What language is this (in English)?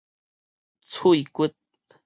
Min Nan Chinese